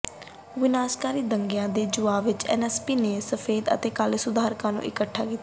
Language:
Punjabi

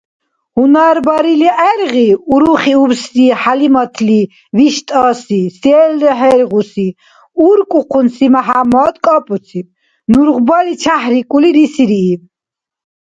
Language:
Dargwa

